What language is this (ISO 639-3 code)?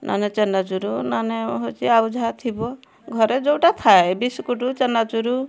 ori